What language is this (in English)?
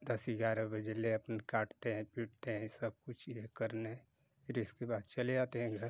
Hindi